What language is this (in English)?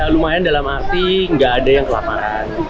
Indonesian